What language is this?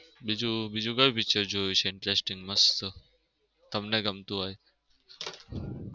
Gujarati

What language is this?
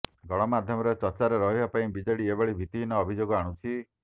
Odia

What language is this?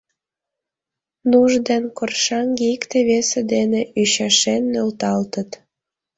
Mari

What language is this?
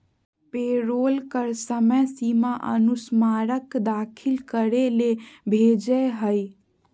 Magahi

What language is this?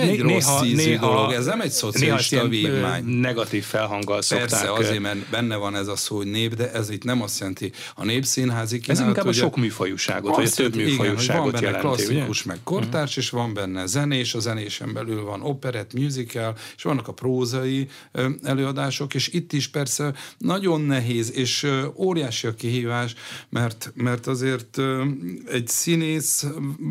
Hungarian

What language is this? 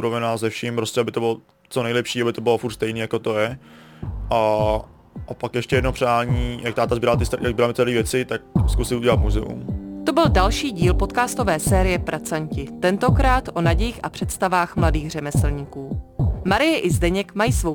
Czech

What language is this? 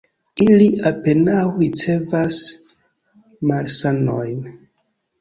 Esperanto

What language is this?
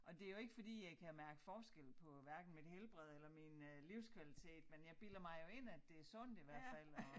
Danish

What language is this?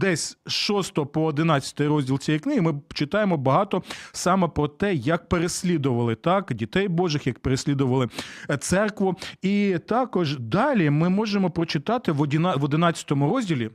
Ukrainian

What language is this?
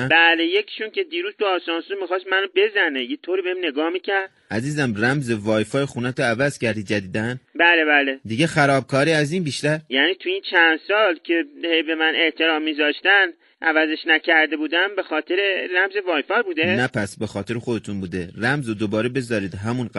Persian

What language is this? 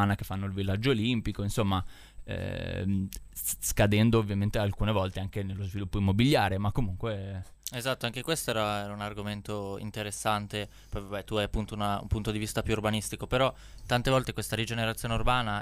Italian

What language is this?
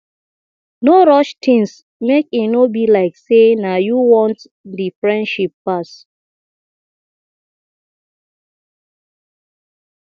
Nigerian Pidgin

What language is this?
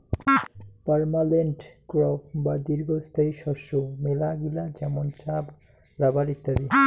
Bangla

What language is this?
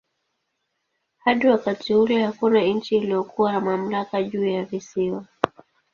Swahili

